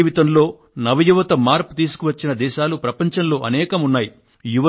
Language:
Telugu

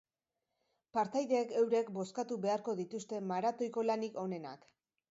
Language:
Basque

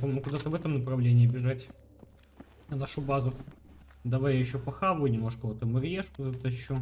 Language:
Russian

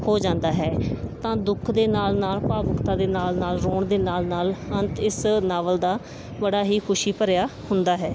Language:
Punjabi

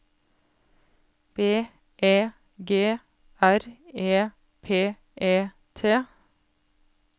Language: Norwegian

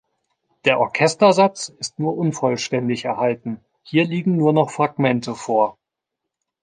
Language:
German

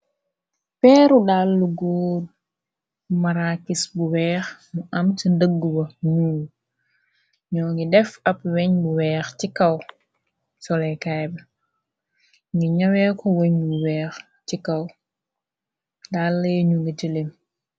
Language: Wolof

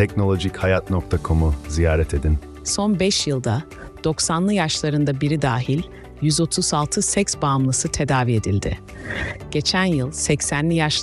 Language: Turkish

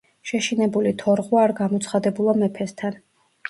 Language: Georgian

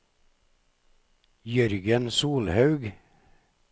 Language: Norwegian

